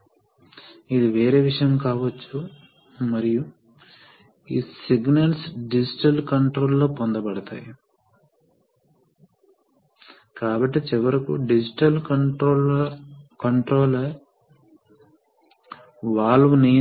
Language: Telugu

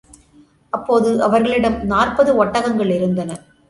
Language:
Tamil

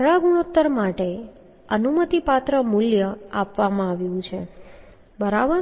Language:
Gujarati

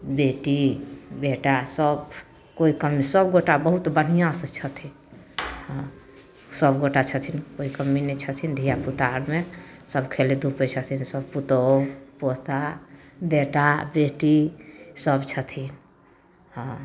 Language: Maithili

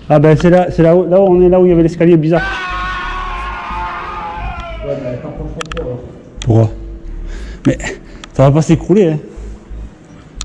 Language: French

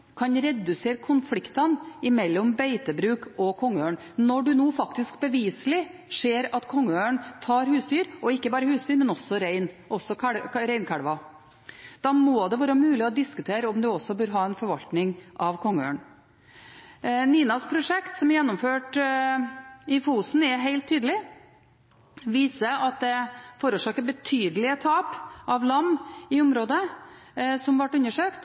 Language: Norwegian Bokmål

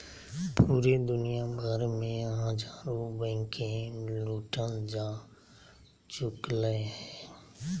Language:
Magahi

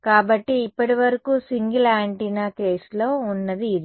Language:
Telugu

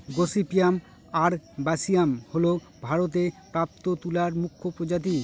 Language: Bangla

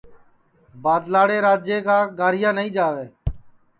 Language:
Sansi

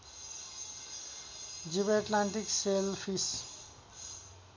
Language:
Nepali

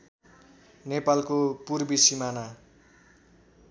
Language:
Nepali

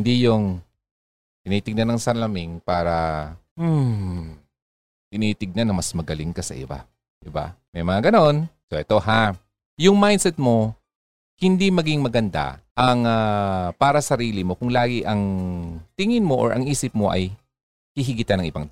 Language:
Filipino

